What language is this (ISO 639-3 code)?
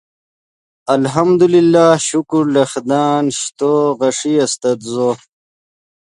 ydg